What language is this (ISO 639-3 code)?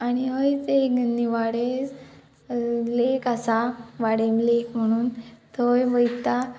kok